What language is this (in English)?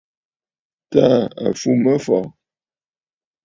Bafut